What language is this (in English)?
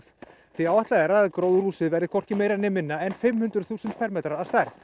Icelandic